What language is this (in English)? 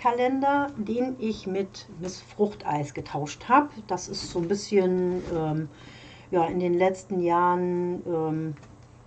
German